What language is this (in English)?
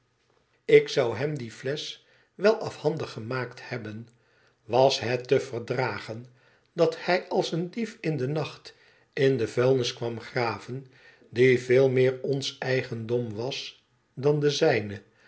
Dutch